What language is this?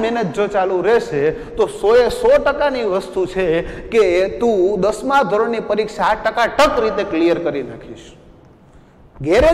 Hindi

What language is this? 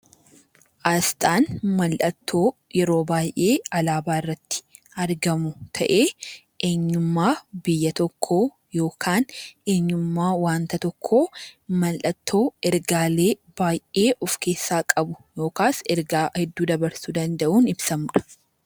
Oromo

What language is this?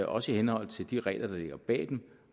Danish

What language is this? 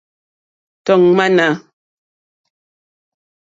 Mokpwe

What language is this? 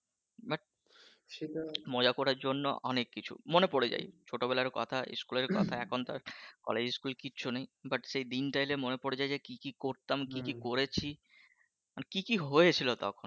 Bangla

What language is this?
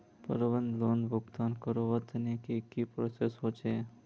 Magahi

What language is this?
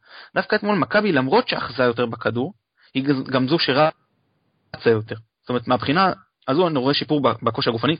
Hebrew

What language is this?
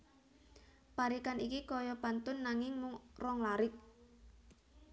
Javanese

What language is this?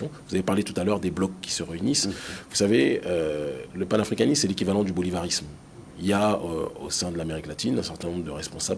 French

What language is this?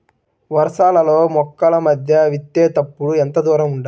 Telugu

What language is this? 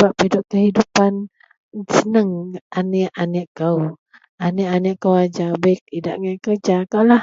Central Melanau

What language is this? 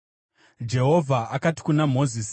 Shona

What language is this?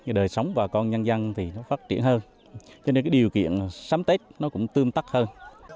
Vietnamese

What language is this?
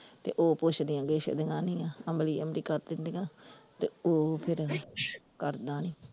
Punjabi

